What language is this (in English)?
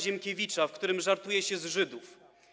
Polish